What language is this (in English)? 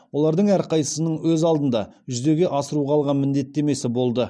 Kazakh